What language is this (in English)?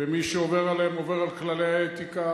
Hebrew